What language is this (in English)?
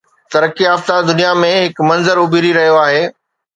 Sindhi